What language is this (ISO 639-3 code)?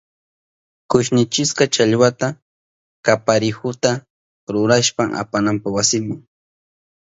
qup